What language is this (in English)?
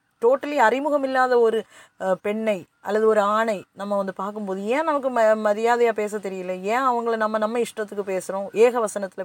Tamil